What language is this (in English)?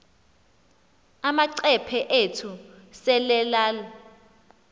Xhosa